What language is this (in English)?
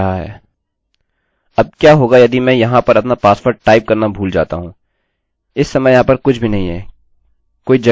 Hindi